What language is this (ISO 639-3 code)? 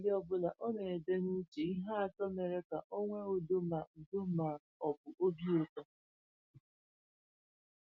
ibo